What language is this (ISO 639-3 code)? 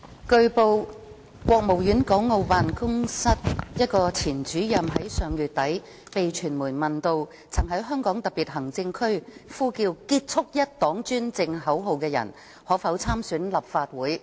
yue